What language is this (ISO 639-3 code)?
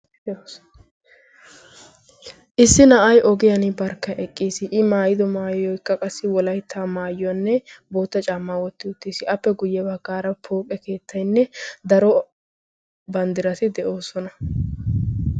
wal